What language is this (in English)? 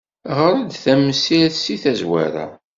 Kabyle